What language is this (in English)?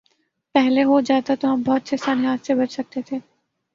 Urdu